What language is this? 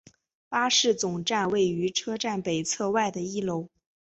Chinese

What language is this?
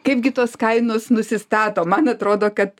Lithuanian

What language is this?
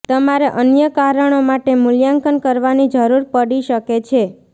Gujarati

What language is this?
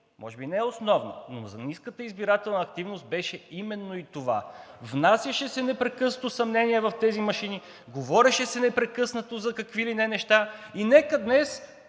Bulgarian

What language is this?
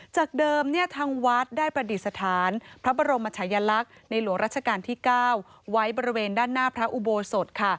Thai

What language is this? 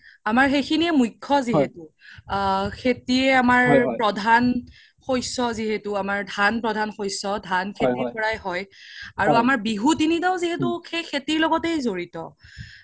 Assamese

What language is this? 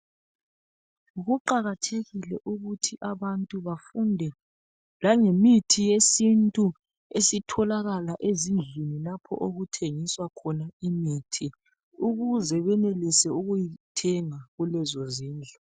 North Ndebele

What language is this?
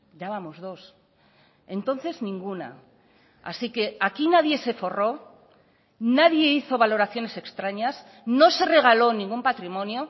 Spanish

